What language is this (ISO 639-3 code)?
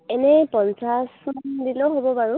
asm